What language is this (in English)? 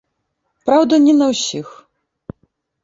Belarusian